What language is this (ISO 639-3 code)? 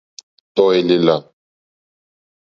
bri